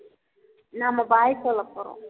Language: Tamil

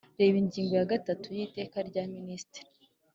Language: Kinyarwanda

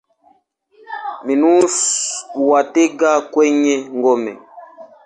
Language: Swahili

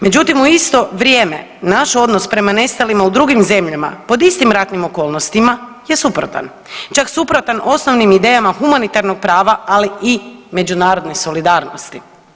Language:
Croatian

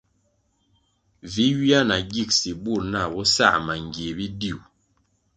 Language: Kwasio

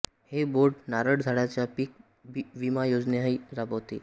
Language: Marathi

